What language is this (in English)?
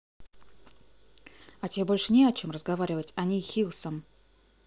Russian